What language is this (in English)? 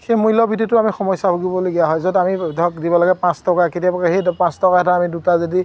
Assamese